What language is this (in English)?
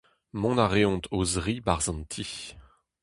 Breton